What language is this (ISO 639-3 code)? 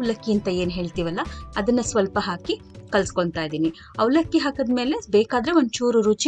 hin